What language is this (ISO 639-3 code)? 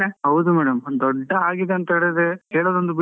kan